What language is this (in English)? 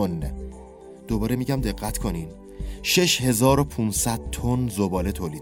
Persian